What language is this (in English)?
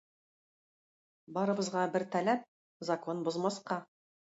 Tatar